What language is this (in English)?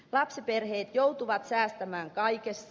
Finnish